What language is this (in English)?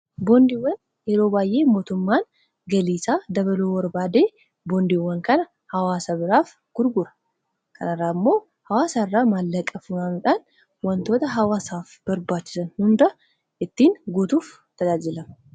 Oromo